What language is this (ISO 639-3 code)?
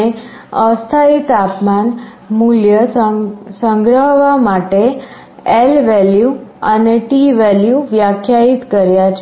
guj